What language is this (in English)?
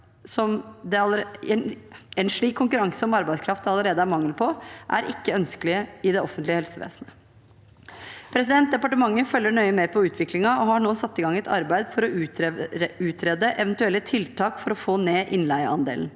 Norwegian